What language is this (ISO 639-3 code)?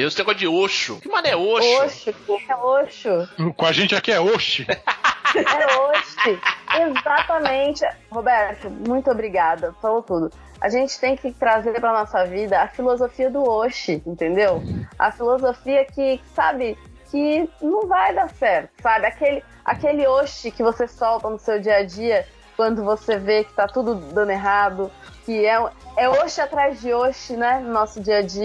por